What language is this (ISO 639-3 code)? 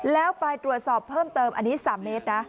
tha